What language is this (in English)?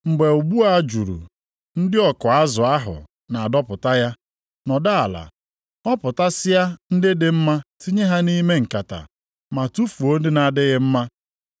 Igbo